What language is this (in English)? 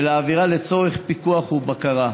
Hebrew